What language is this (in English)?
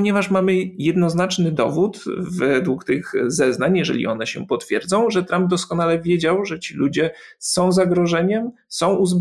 Polish